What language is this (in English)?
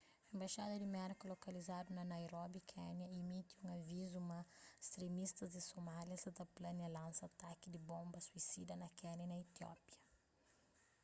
Kabuverdianu